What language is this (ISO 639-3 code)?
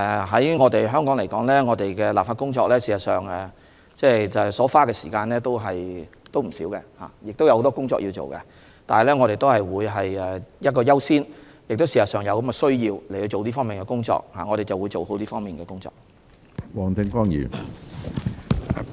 yue